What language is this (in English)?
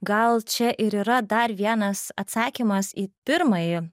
Lithuanian